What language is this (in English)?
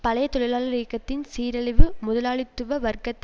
Tamil